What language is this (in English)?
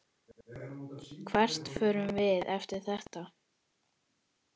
Icelandic